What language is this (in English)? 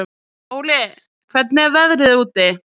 Icelandic